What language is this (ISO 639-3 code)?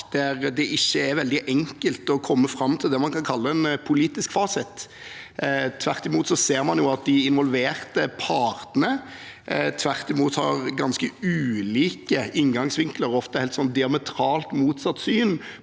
nor